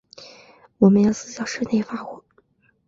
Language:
Chinese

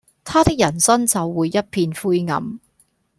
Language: Cantonese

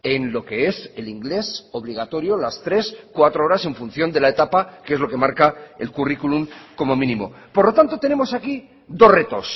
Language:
Spanish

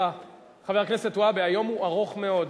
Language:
Hebrew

